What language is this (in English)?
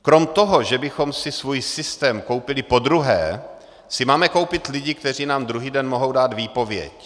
Czech